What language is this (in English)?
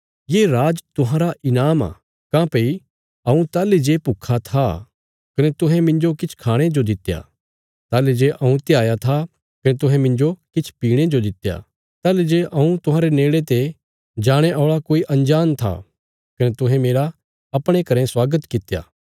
Bilaspuri